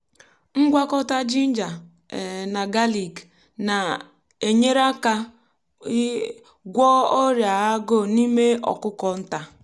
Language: Igbo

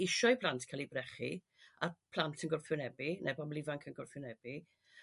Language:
Welsh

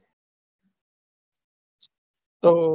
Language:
Gujarati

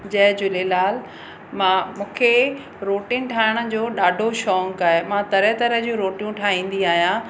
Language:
Sindhi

